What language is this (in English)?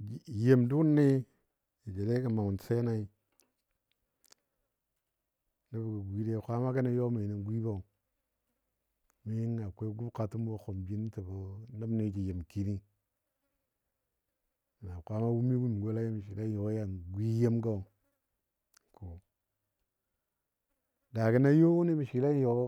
Dadiya